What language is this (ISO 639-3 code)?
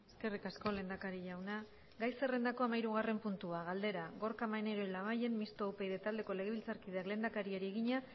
eus